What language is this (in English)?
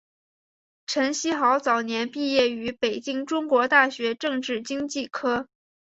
Chinese